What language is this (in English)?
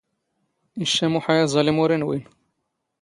Standard Moroccan Tamazight